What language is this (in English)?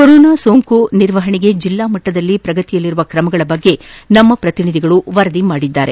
Kannada